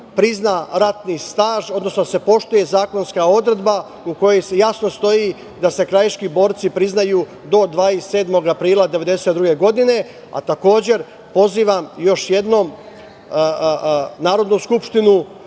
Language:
Serbian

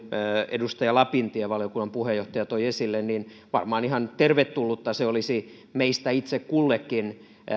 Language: Finnish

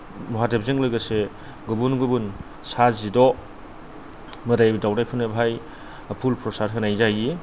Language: Bodo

